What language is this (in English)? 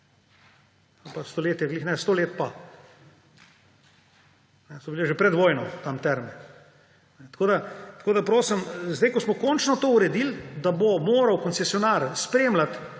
Slovenian